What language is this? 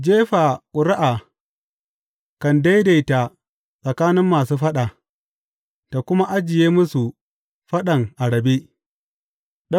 Hausa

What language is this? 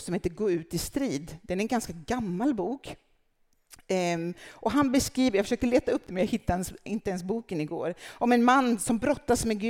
Swedish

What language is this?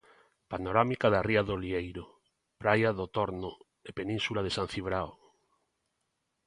Galician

